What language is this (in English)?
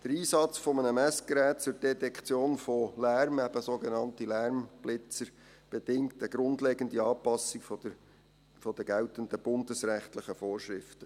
Swiss German